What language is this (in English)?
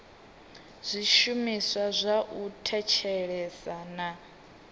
Venda